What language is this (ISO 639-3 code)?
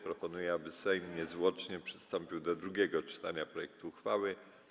pol